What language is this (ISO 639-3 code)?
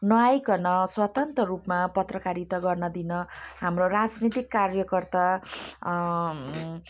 nep